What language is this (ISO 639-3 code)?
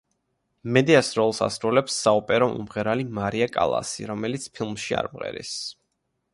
kat